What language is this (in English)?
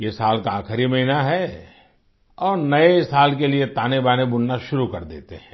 Hindi